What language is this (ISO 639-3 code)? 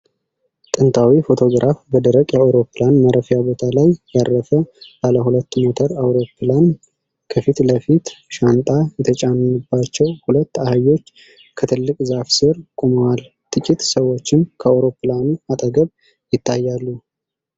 amh